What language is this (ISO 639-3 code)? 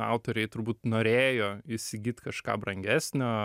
lit